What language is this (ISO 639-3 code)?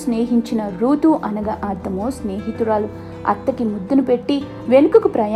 tel